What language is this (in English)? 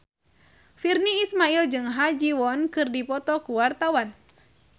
Sundanese